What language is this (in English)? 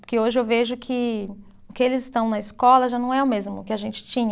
Portuguese